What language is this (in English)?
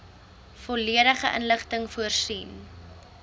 Afrikaans